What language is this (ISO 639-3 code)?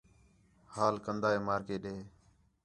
xhe